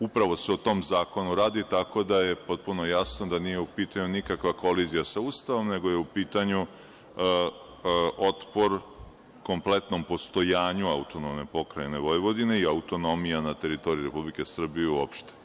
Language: Serbian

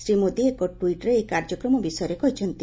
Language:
Odia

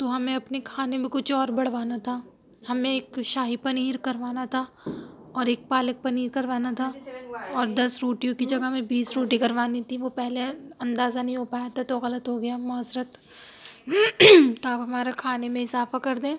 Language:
Urdu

